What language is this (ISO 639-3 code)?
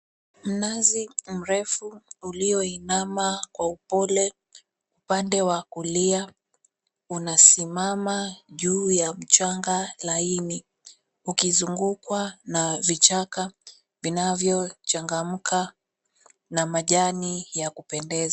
swa